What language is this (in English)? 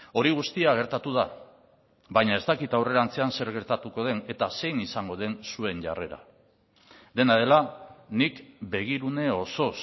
Basque